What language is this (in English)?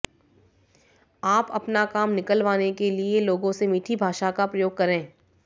Hindi